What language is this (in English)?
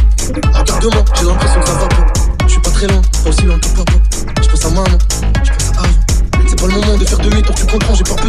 French